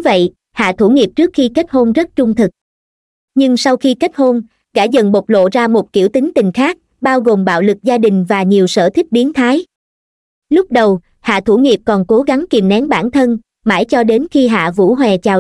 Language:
Vietnamese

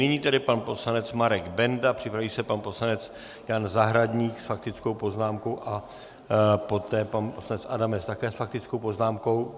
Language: Czech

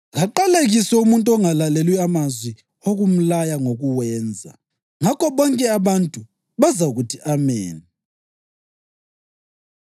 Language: North Ndebele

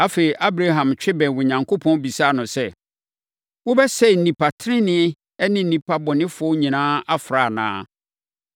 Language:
Akan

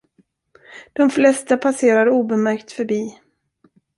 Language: Swedish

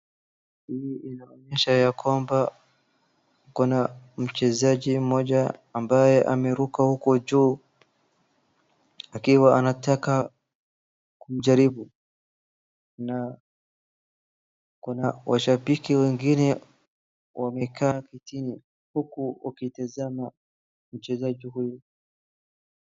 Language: Swahili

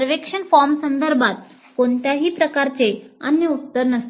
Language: Marathi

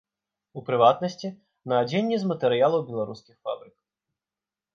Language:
Belarusian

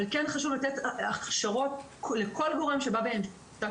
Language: Hebrew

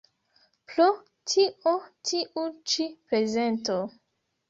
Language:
Esperanto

